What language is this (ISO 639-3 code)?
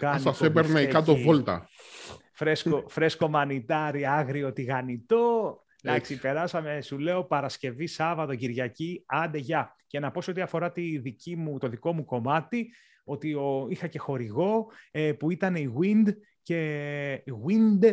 ell